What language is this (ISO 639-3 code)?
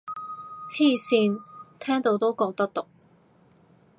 yue